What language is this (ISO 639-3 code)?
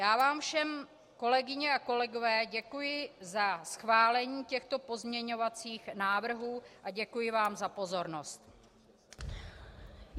ces